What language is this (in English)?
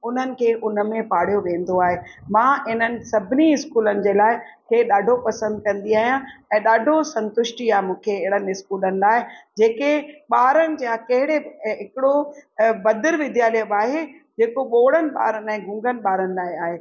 Sindhi